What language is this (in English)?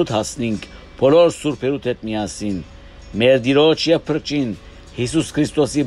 Romanian